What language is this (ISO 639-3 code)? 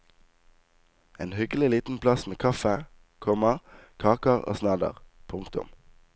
nor